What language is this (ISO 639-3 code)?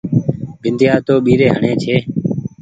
gig